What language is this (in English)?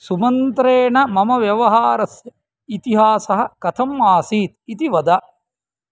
Sanskrit